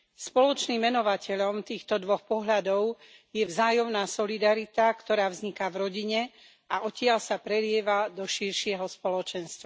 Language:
Slovak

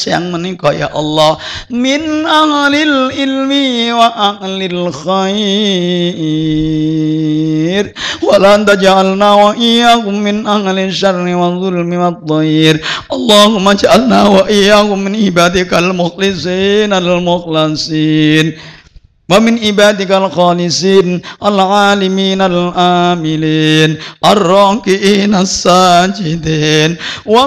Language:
Indonesian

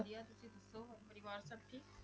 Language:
Punjabi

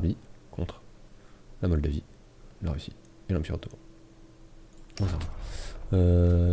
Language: French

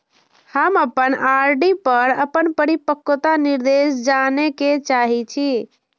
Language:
Maithili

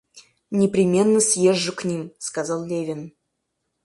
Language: Russian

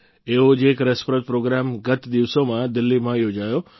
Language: Gujarati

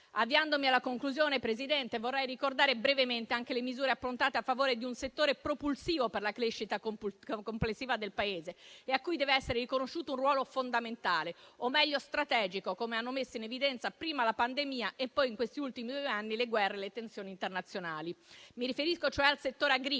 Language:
Italian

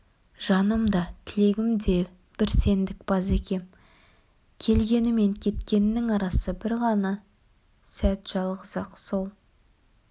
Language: Kazakh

